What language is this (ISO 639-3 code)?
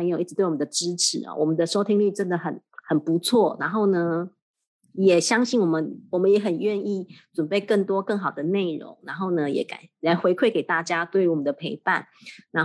zho